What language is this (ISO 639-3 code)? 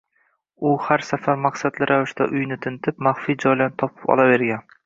uzb